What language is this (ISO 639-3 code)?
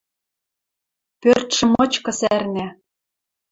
mrj